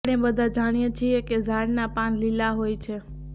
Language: Gujarati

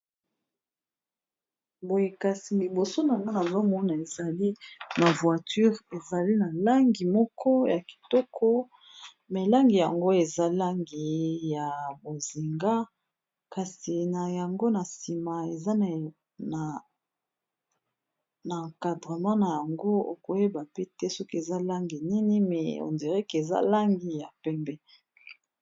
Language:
Lingala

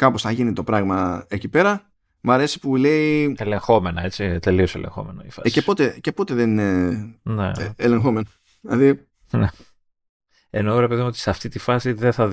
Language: Greek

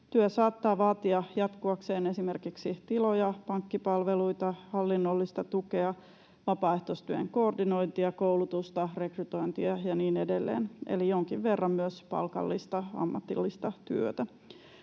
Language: Finnish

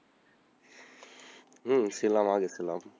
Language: Bangla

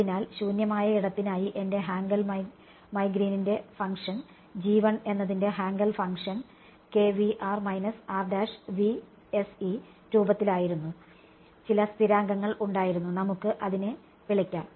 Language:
Malayalam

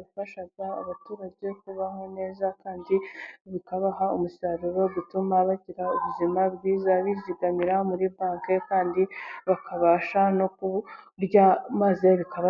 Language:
Kinyarwanda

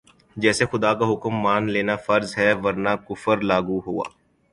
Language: Urdu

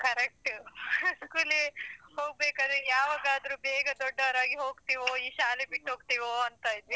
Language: Kannada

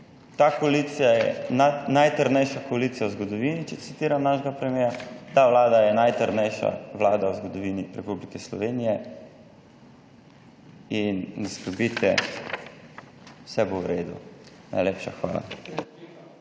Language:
Slovenian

